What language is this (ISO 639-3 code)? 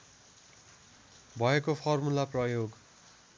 nep